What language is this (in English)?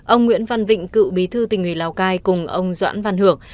Vietnamese